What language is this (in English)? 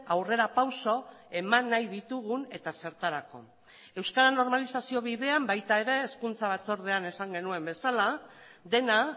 Basque